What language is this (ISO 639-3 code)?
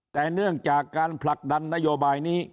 tha